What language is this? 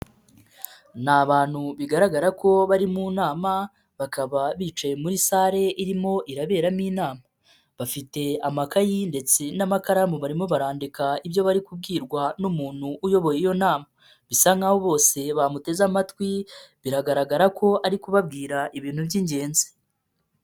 Kinyarwanda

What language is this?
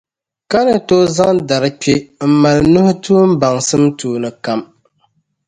Dagbani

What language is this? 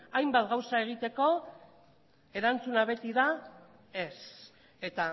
Basque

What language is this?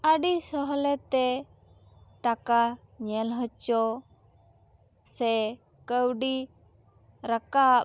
Santali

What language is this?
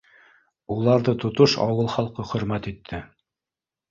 Bashkir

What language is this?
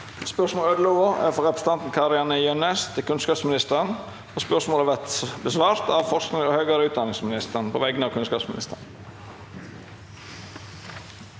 Norwegian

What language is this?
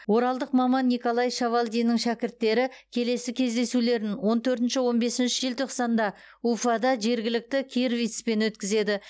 Kazakh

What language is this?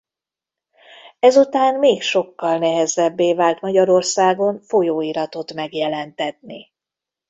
Hungarian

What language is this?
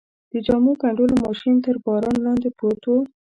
Pashto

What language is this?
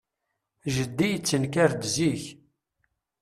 Kabyle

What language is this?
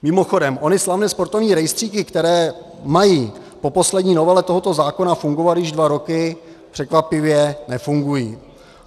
Czech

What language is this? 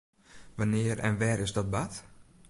Western Frisian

